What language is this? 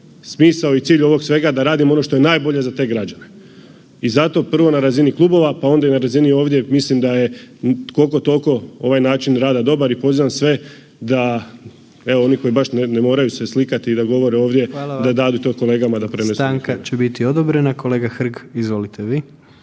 Croatian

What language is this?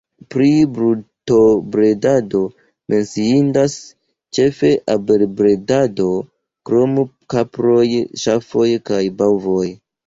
Esperanto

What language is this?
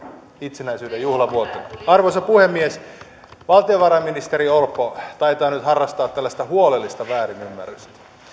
Finnish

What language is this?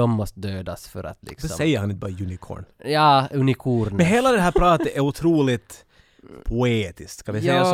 Swedish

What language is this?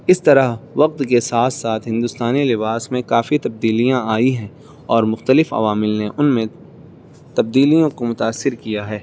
Urdu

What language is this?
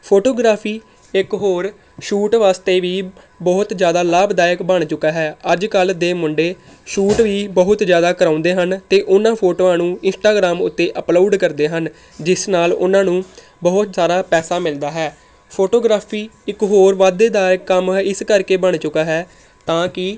Punjabi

